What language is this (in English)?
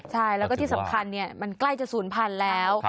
Thai